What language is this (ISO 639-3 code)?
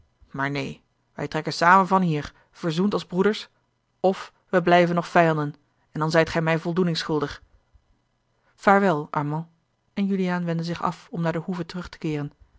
nld